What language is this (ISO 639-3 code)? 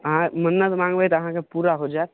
mai